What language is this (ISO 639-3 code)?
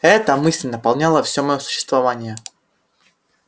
rus